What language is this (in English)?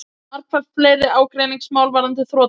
Icelandic